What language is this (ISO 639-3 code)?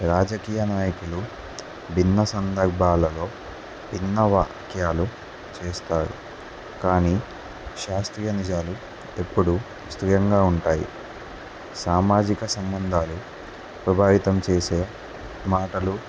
tel